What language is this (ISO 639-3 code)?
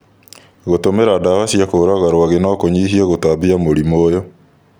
kik